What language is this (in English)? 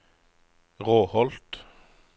Norwegian